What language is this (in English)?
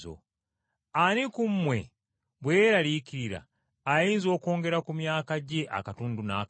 Ganda